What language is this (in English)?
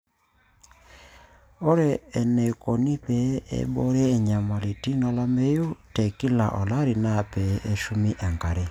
Masai